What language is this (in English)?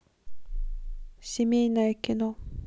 Russian